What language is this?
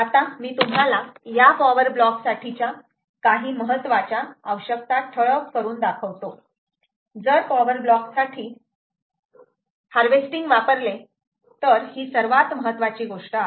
Marathi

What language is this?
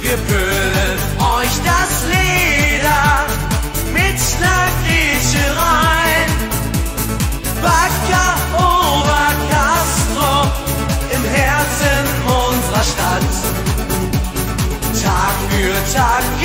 Arabic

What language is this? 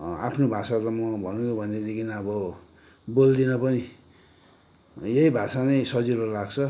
Nepali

